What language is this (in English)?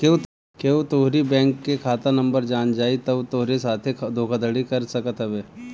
Bhojpuri